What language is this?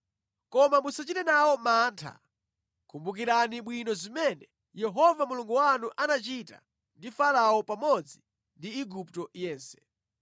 Nyanja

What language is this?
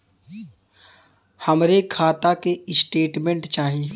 Bhojpuri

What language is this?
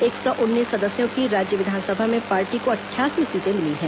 Hindi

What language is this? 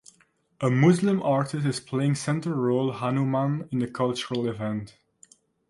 English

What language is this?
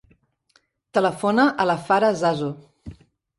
Catalan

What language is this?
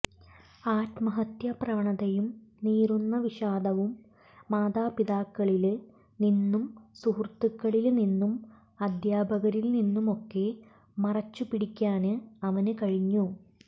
Malayalam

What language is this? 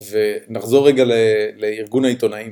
Hebrew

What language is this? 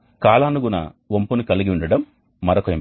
Telugu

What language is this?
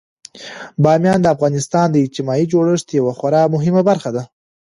Pashto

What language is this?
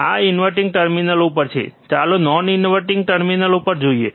Gujarati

